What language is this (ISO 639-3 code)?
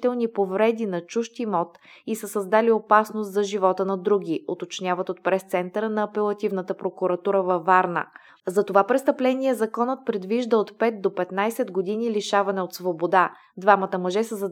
bul